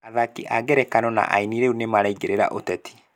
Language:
Kikuyu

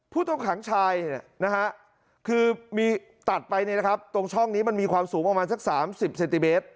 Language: Thai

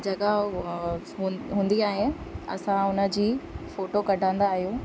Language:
Sindhi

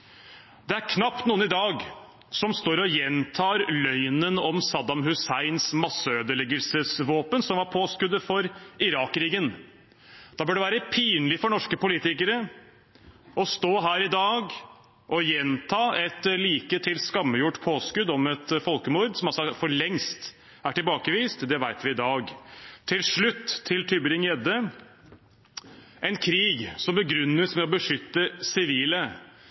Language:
Norwegian Bokmål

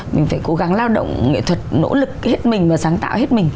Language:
Vietnamese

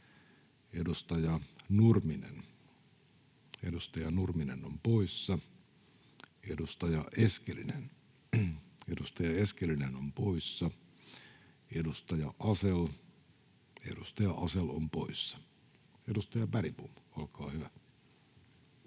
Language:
Finnish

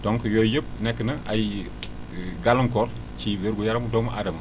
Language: Wolof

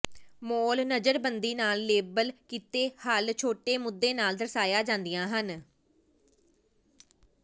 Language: Punjabi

